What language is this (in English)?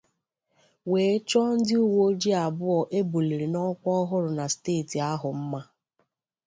Igbo